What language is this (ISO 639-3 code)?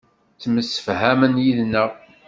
kab